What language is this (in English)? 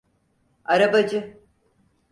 Turkish